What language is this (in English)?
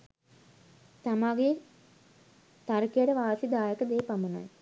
Sinhala